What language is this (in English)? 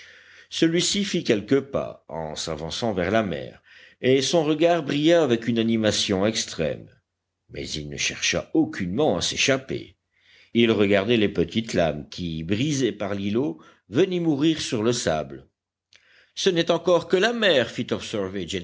French